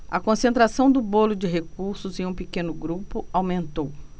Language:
Portuguese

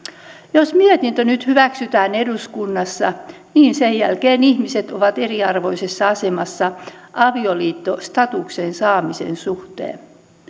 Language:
Finnish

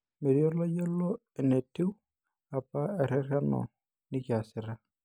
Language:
Masai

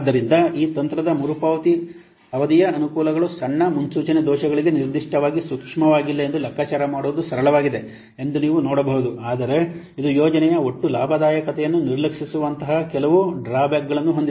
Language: Kannada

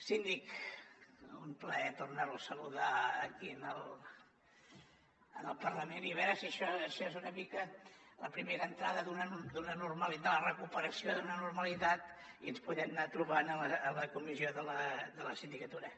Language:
Catalan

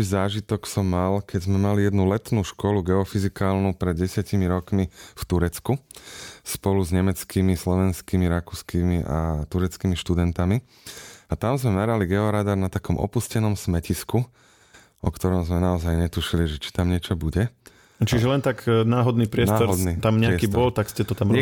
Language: Slovak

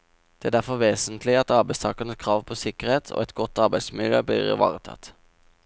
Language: Norwegian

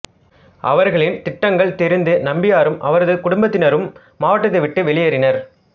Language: Tamil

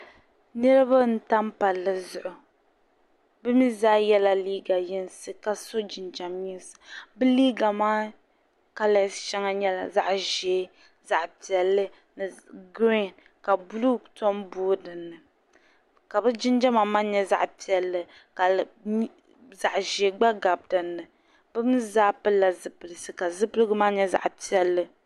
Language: Dagbani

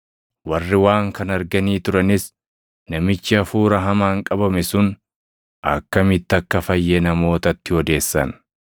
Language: Oromo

